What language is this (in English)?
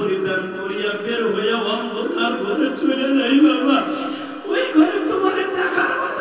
Arabic